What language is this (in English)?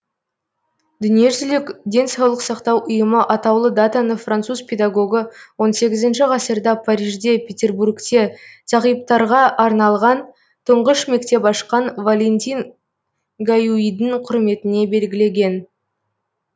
Kazakh